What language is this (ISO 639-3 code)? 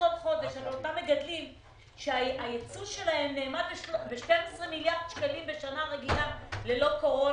heb